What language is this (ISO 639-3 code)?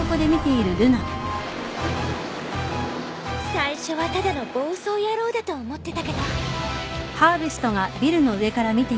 jpn